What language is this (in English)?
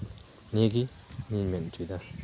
Santali